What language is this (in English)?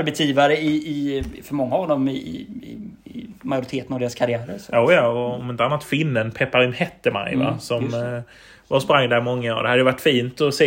Swedish